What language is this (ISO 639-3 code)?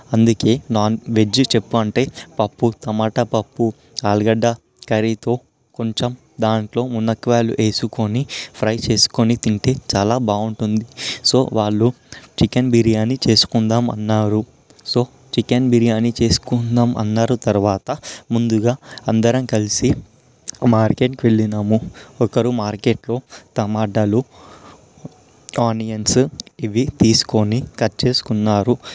tel